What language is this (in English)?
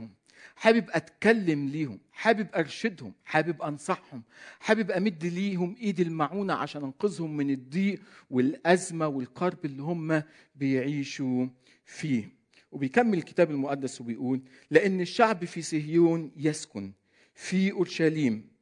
Arabic